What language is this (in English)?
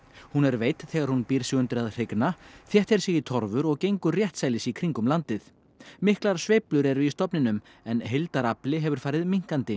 Icelandic